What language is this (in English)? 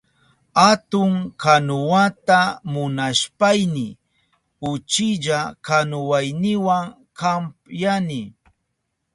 Southern Pastaza Quechua